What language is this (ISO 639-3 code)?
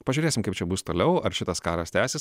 lit